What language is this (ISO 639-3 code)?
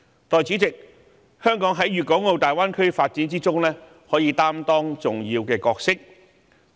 yue